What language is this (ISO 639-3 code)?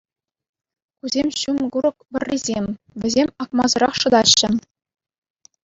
chv